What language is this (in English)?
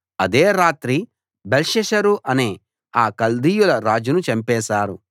Telugu